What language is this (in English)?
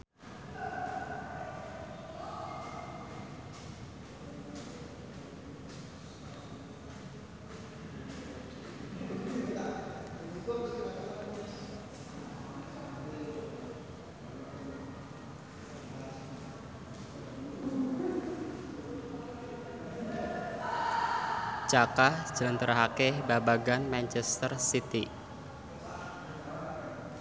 Javanese